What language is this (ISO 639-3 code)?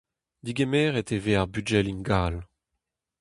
bre